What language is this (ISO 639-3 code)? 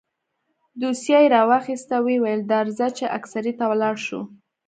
pus